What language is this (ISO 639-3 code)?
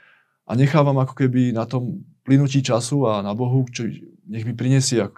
slk